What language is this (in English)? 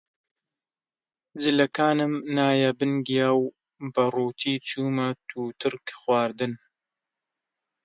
Central Kurdish